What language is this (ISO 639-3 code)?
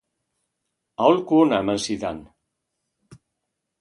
eus